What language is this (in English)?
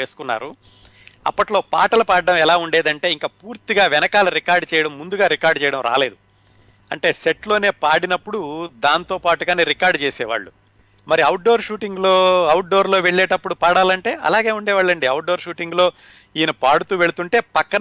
Telugu